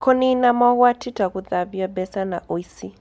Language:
Kikuyu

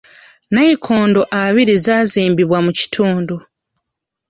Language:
Ganda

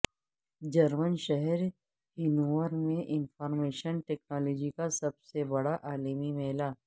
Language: Urdu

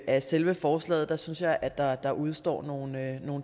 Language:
Danish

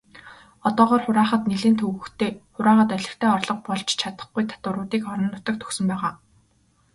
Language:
Mongolian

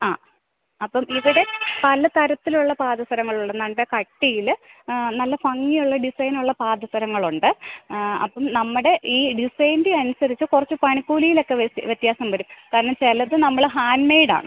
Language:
Malayalam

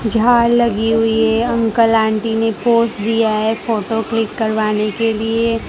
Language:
Hindi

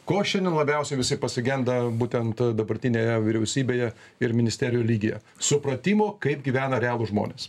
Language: Lithuanian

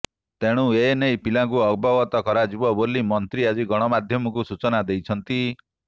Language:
Odia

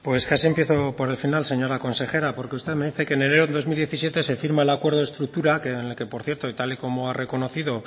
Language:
Spanish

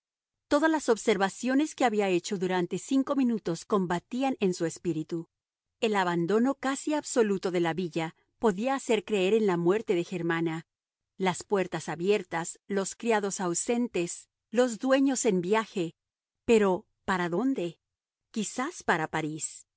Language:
Spanish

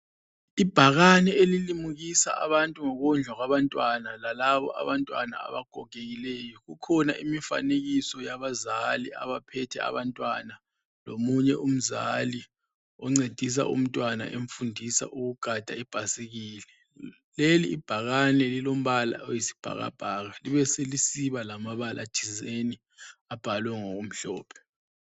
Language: North Ndebele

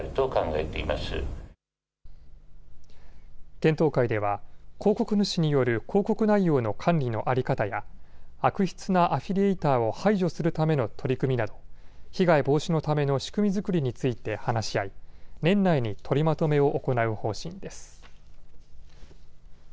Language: Japanese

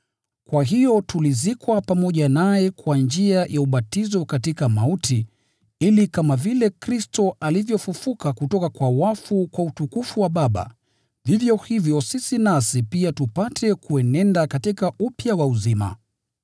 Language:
Swahili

